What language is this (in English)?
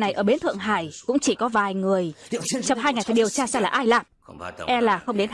Vietnamese